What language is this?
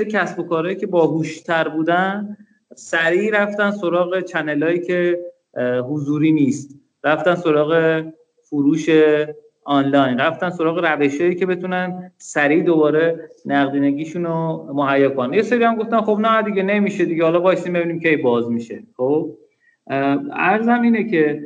Persian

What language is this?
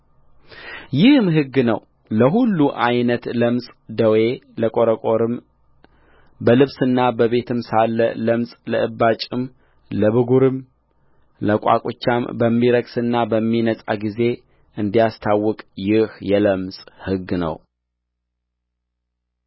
Amharic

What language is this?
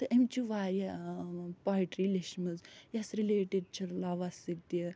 Kashmiri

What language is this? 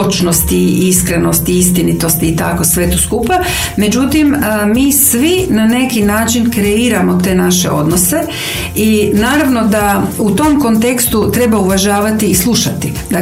Croatian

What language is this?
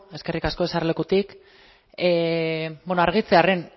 Basque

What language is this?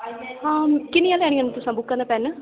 Dogri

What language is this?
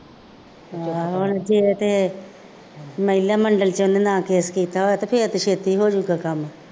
Punjabi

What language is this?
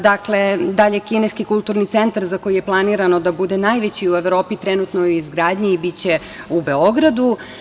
Serbian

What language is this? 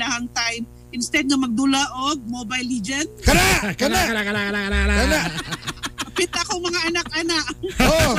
Filipino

